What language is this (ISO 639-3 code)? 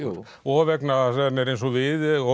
isl